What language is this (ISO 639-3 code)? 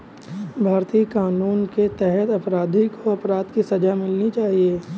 hin